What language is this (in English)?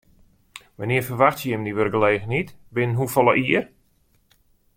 Western Frisian